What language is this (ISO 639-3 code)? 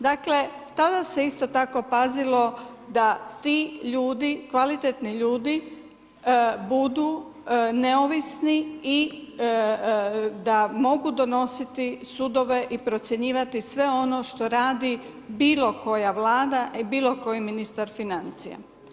hrv